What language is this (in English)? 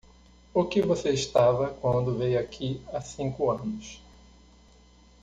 Portuguese